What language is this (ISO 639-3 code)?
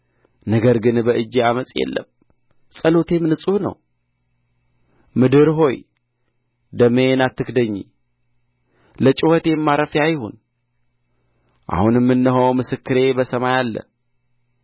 amh